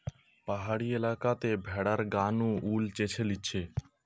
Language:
Bangla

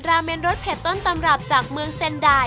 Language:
Thai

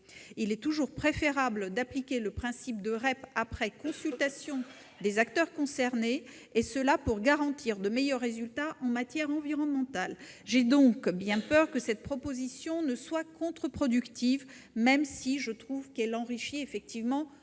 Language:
French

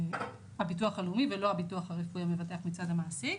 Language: Hebrew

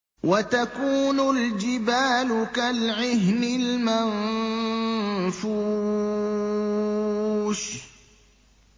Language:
Arabic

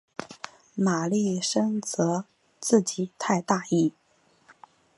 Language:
Chinese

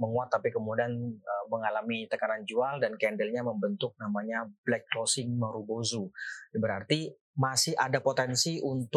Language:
Indonesian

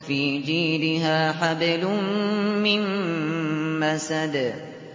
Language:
Arabic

